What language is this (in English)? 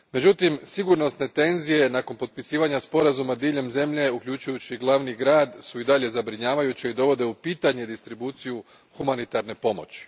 Croatian